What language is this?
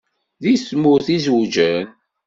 Kabyle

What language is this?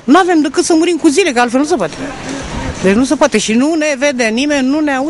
Romanian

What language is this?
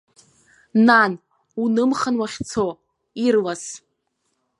Abkhazian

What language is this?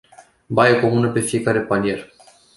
Romanian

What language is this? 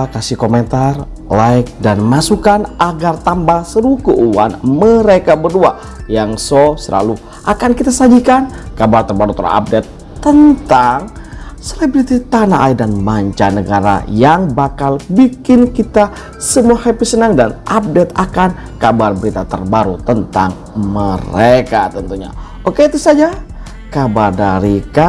Indonesian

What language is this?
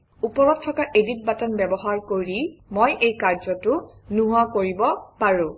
Assamese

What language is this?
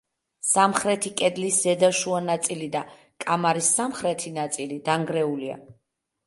Georgian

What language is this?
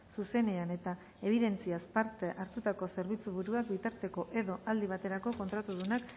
Basque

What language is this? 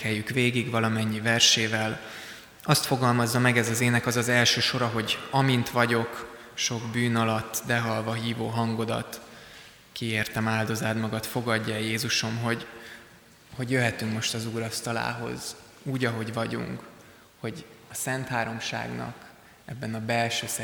Hungarian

